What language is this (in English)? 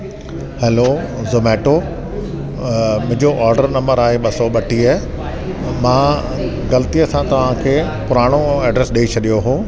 Sindhi